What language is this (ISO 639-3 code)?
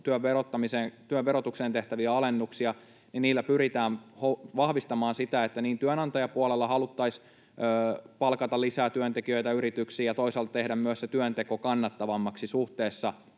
fin